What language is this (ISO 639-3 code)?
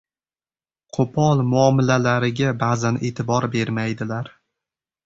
uzb